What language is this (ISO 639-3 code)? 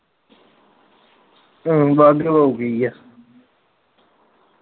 pan